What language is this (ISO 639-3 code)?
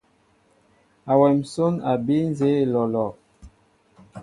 mbo